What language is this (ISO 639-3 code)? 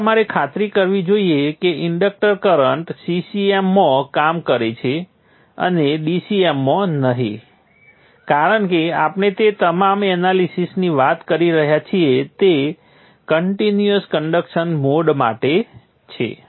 guj